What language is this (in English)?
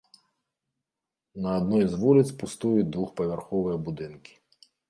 Belarusian